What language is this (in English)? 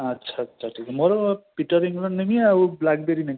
Odia